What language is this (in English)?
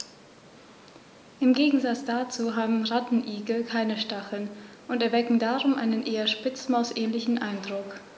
German